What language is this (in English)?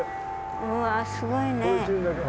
Japanese